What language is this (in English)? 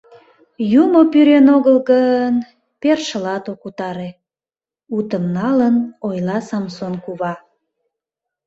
Mari